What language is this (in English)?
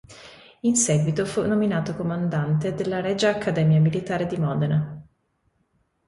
Italian